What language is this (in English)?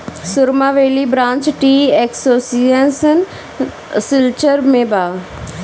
Bhojpuri